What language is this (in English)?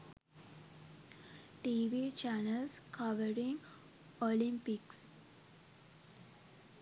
Sinhala